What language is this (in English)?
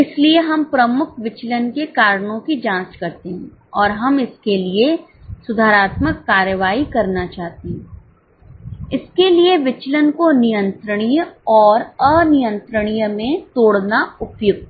Hindi